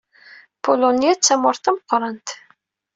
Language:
Kabyle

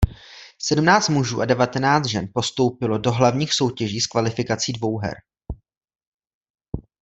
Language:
Czech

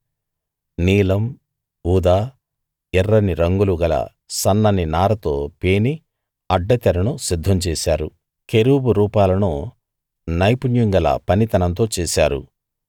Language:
Telugu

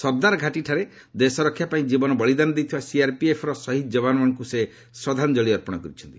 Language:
Odia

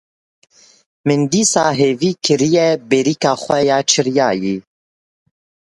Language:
Kurdish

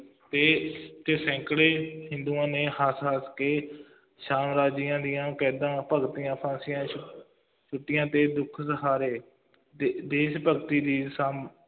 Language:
Punjabi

